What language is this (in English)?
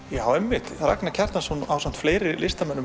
Icelandic